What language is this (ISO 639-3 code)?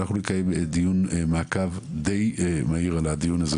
heb